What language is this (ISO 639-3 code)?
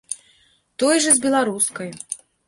bel